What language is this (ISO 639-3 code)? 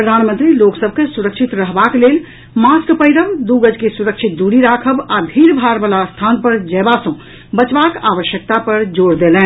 mai